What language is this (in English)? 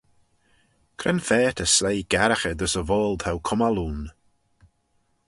Manx